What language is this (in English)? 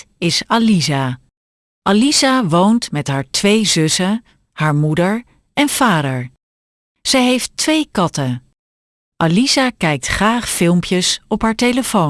Dutch